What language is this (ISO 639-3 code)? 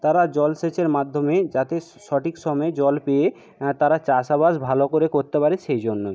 ben